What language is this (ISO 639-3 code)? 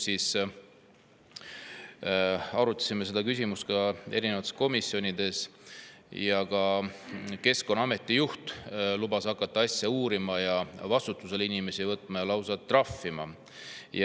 est